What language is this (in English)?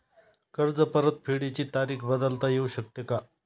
Marathi